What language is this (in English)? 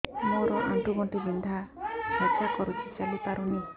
Odia